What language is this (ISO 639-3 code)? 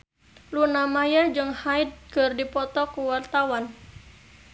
sun